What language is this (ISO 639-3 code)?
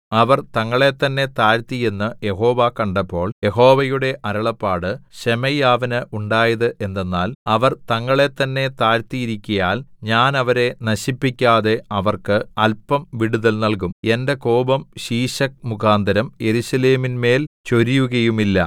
mal